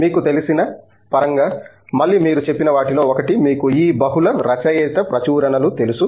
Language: Telugu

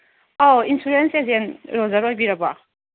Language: Manipuri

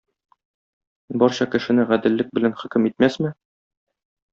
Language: Tatar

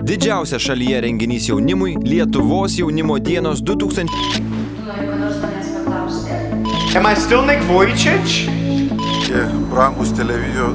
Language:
Lithuanian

